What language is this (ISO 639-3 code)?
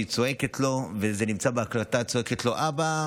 heb